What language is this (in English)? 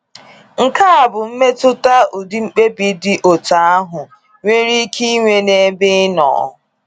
Igbo